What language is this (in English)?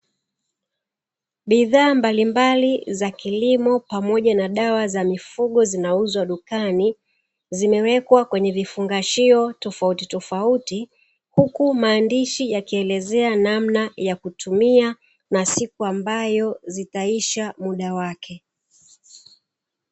Swahili